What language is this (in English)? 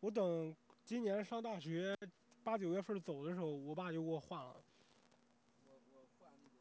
Chinese